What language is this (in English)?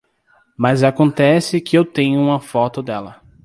Portuguese